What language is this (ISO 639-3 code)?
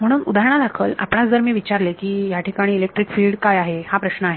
mar